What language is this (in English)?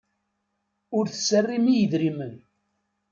Kabyle